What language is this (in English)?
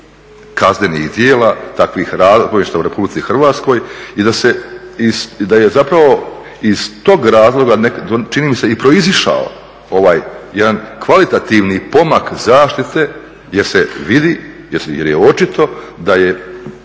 Croatian